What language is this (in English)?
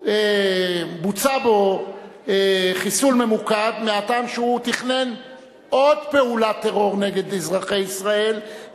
Hebrew